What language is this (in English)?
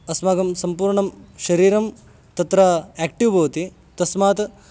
Sanskrit